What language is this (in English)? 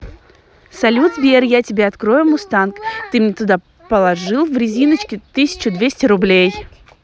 Russian